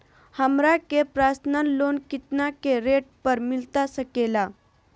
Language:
Magahi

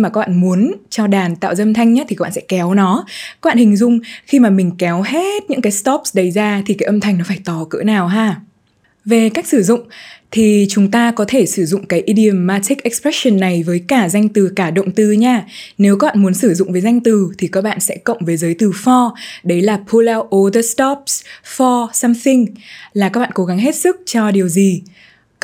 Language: Vietnamese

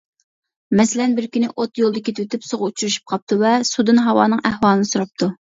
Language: Uyghur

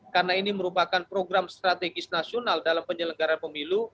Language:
Indonesian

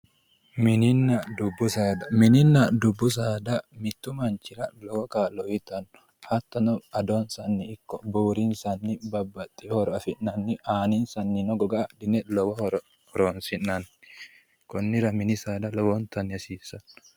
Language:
Sidamo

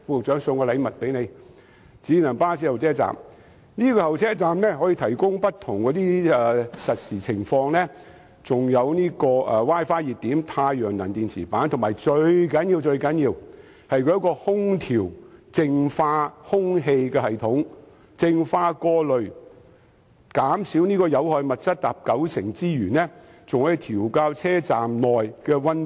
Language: Cantonese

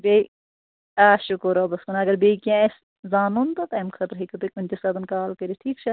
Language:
Kashmiri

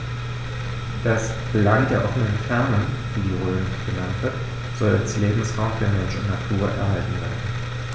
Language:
German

